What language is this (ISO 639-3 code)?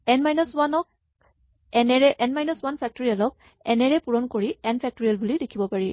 asm